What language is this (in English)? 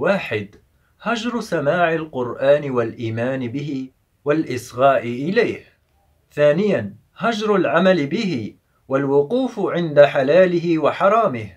Arabic